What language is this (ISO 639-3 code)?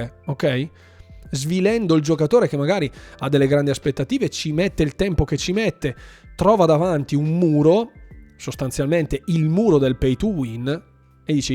ita